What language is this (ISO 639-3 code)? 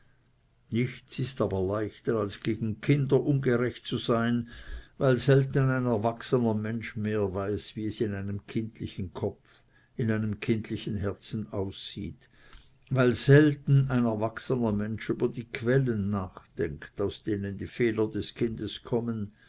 deu